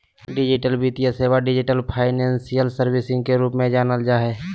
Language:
Magahi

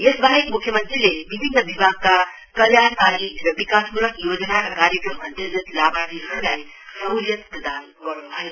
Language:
Nepali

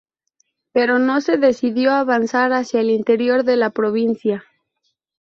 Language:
Spanish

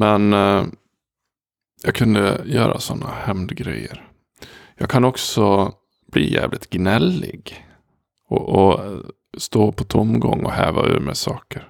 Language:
Swedish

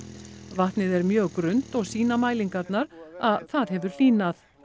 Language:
Icelandic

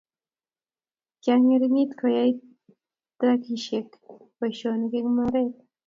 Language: Kalenjin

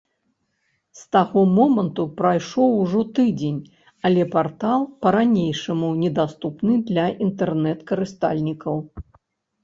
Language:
Belarusian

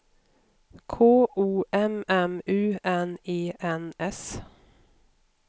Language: Swedish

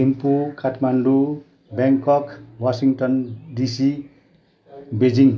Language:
Nepali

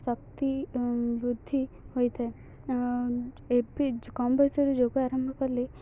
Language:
Odia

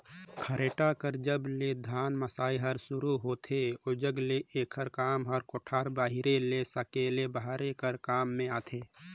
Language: Chhattisgarhi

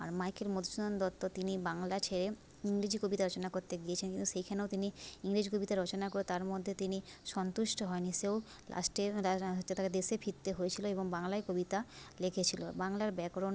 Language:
Bangla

